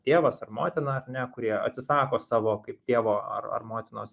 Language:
Lithuanian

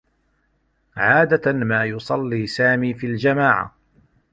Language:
Arabic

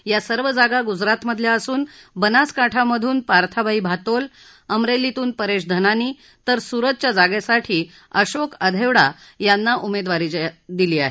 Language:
Marathi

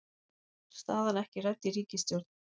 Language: Icelandic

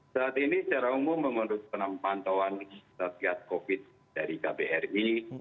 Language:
Indonesian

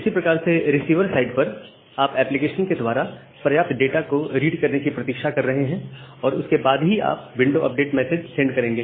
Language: Hindi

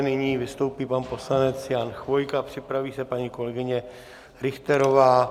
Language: Czech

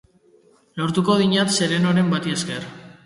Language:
Basque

